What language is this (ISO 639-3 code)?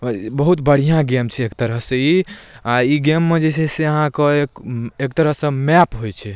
mai